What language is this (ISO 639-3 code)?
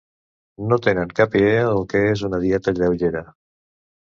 cat